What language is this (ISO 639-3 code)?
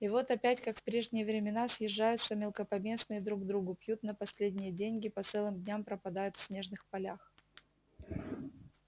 rus